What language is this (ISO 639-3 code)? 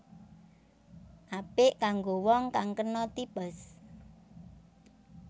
jav